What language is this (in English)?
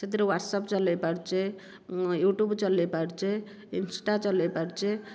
Odia